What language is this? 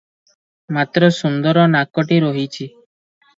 Odia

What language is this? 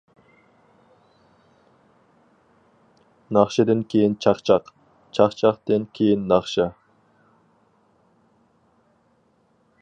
Uyghur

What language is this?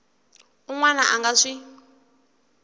Tsonga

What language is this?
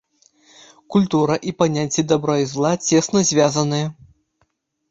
Belarusian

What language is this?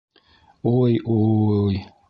Bashkir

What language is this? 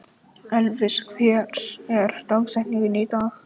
Icelandic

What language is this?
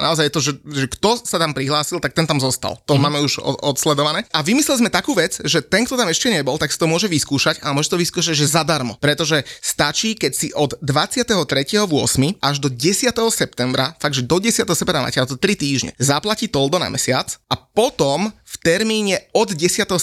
Slovak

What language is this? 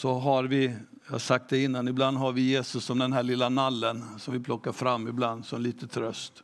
Swedish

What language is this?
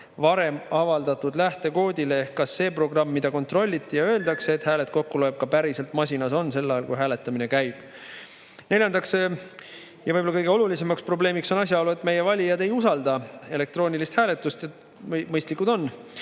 Estonian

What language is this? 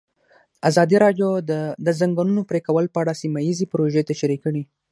Pashto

